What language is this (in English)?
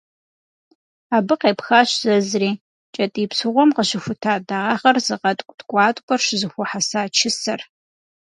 Kabardian